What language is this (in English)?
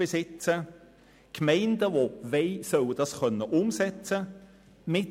Swiss German